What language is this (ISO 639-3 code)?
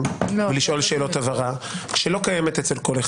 heb